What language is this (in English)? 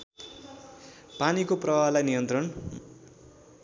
Nepali